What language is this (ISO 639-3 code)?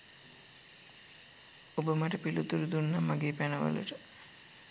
sin